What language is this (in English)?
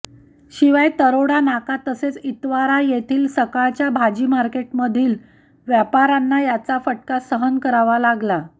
Marathi